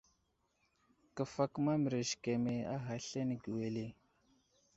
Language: Wuzlam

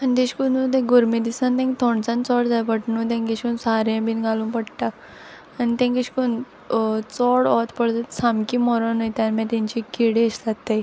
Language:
Konkani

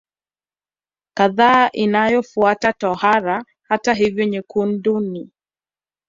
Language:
Swahili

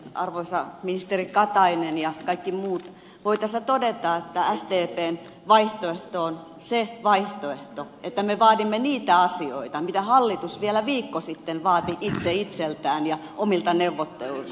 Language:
Finnish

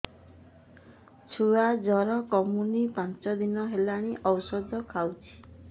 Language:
Odia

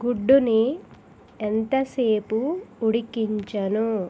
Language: Telugu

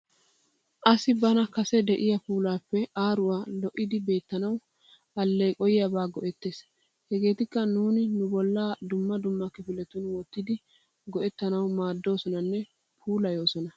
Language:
Wolaytta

